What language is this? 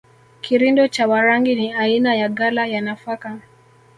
Swahili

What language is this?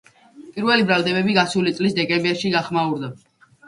Georgian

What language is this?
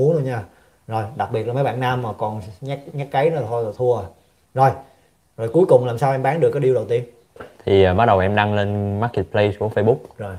Vietnamese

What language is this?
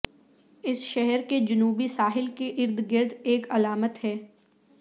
Urdu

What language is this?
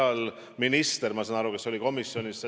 Estonian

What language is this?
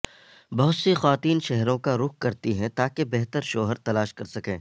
Urdu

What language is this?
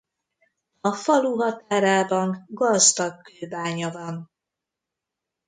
Hungarian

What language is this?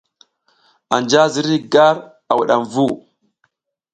South Giziga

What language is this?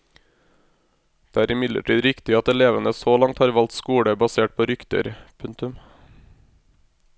Norwegian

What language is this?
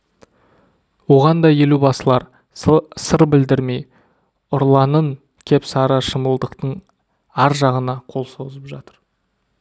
Kazakh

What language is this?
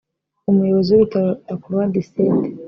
Kinyarwanda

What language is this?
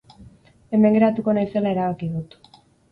Basque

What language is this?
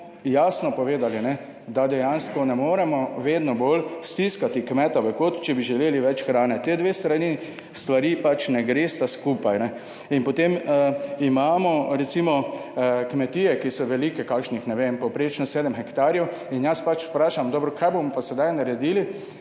Slovenian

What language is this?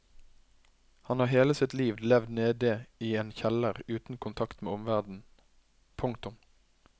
Norwegian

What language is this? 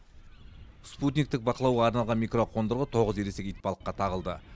Kazakh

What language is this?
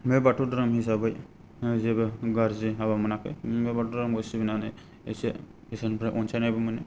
Bodo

